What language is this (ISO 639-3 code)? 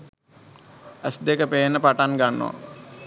sin